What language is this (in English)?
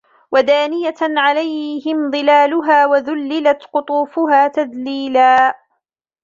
Arabic